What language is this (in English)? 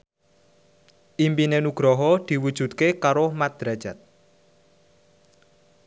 Javanese